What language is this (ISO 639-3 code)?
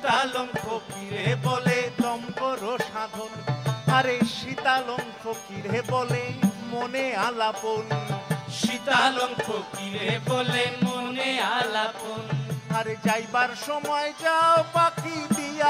ron